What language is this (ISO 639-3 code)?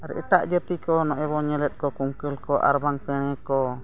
sat